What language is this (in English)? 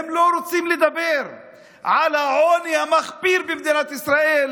Hebrew